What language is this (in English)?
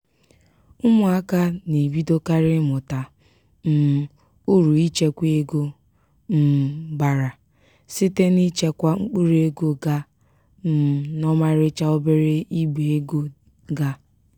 Igbo